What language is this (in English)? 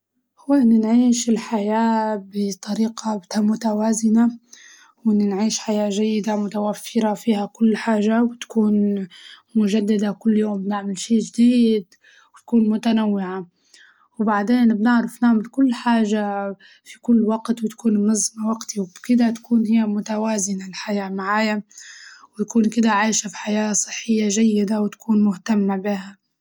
Libyan Arabic